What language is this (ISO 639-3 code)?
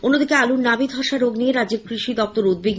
ben